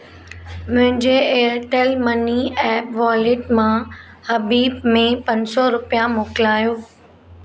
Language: Sindhi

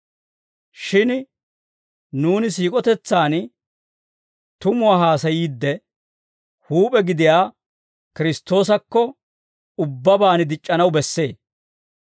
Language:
Dawro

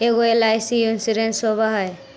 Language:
Magahi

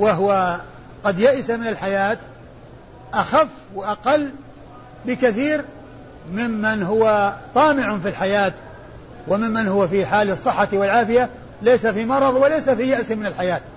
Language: Arabic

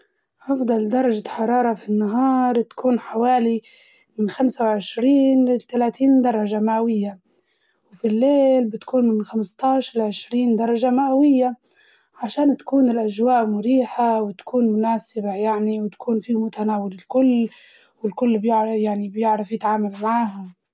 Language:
Libyan Arabic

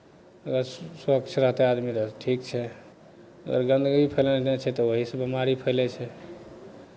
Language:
Maithili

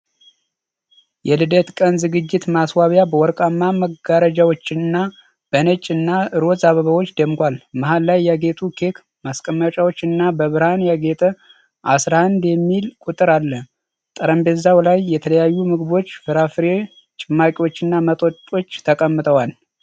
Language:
Amharic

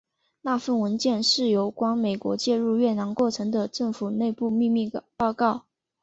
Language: Chinese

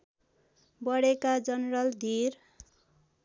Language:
Nepali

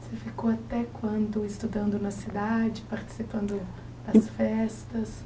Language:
Portuguese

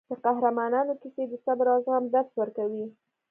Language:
Pashto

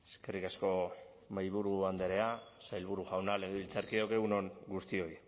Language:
Basque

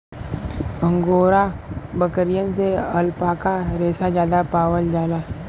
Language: Bhojpuri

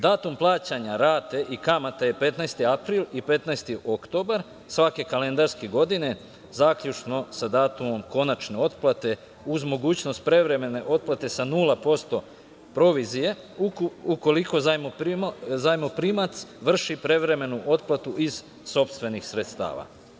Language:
Serbian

